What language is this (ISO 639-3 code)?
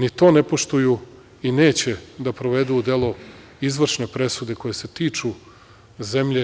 srp